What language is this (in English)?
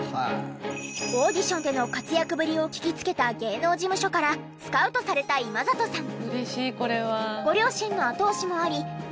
Japanese